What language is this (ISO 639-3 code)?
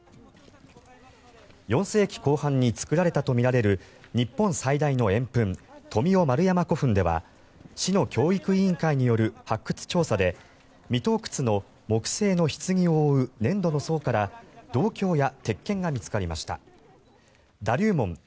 jpn